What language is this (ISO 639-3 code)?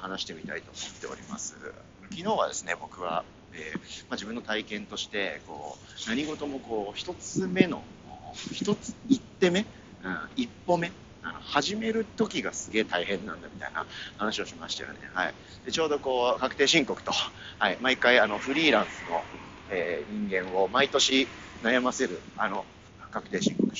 jpn